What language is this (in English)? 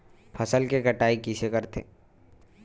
Chhattisgarhi